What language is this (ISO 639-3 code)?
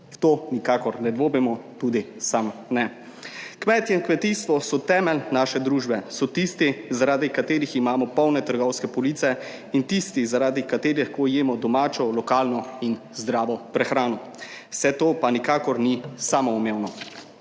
slv